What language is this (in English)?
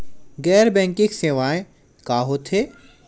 Chhattisgarhi